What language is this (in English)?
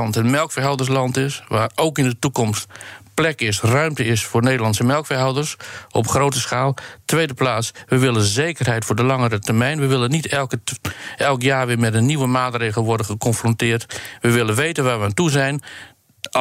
Dutch